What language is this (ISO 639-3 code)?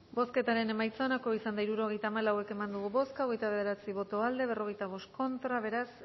eus